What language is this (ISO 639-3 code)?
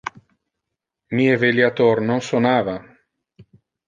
ina